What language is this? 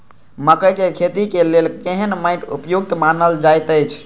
Maithili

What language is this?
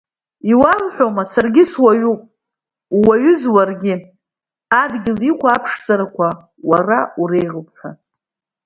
Abkhazian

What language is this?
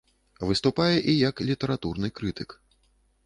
Belarusian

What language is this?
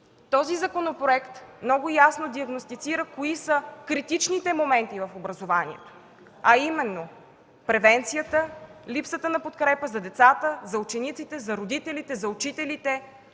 Bulgarian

